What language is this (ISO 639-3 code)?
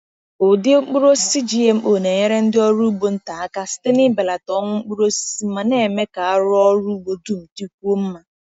ibo